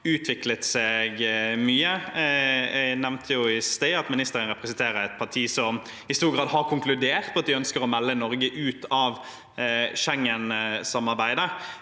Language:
Norwegian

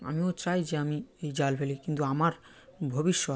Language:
Bangla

